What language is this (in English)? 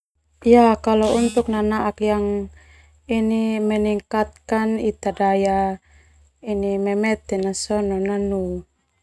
Termanu